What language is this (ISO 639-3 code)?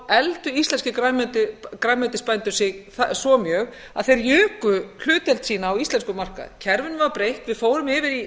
isl